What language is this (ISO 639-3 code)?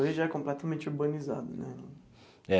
por